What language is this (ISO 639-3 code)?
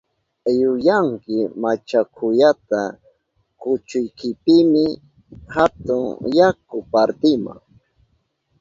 qup